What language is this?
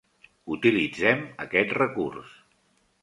Catalan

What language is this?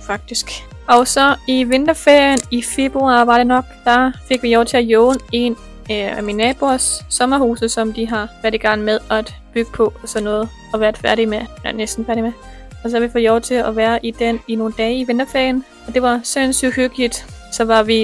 Danish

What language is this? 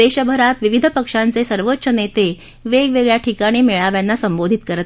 Marathi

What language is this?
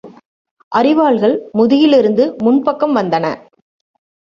Tamil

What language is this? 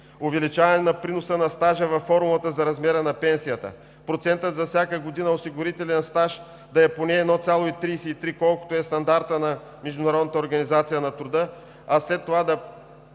Bulgarian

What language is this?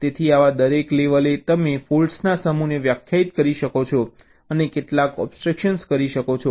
Gujarati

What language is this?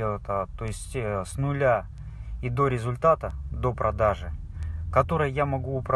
Russian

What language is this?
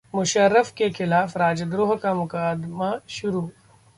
Hindi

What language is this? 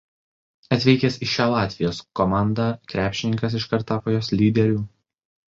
Lithuanian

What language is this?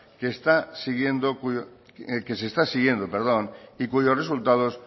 Spanish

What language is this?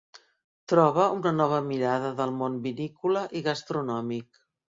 Catalan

